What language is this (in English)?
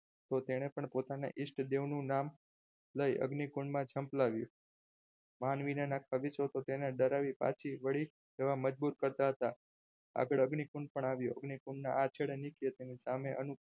Gujarati